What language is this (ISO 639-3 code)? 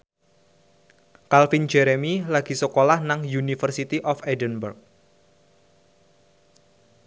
jav